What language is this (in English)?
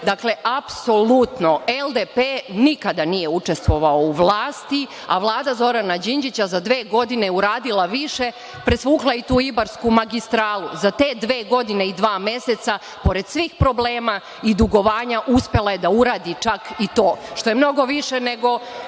Serbian